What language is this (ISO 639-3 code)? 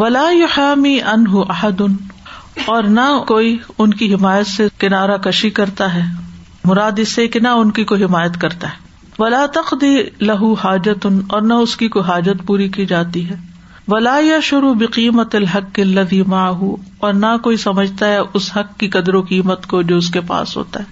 urd